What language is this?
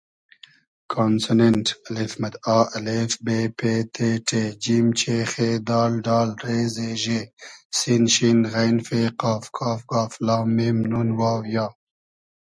Hazaragi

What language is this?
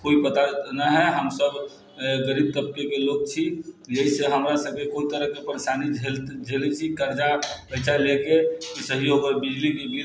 Maithili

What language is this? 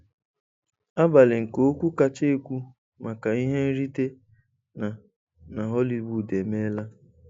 Igbo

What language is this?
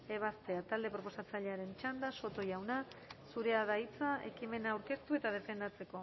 Basque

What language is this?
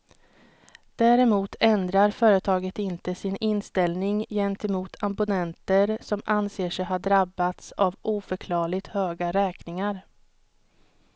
Swedish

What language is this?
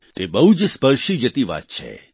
Gujarati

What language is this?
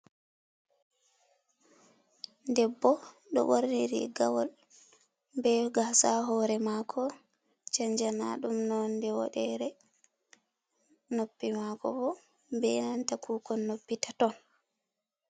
Fula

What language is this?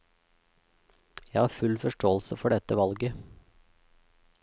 Norwegian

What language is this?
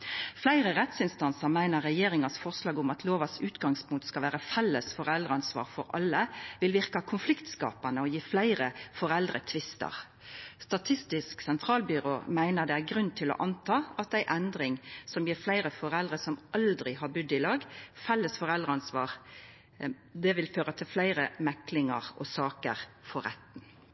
Norwegian Nynorsk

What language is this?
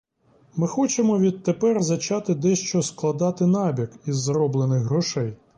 Ukrainian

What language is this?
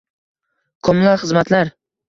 Uzbek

